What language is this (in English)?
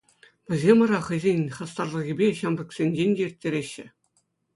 Chuvash